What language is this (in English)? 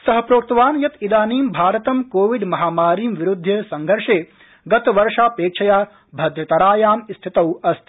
Sanskrit